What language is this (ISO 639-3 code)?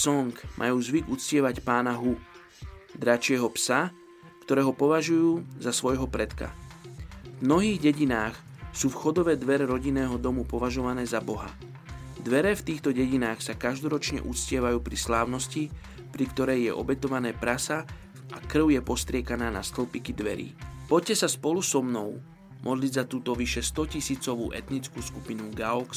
slk